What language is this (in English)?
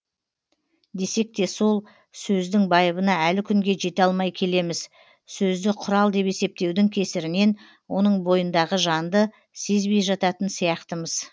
Kazakh